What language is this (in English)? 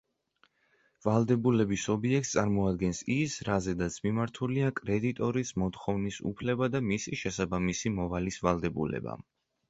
Georgian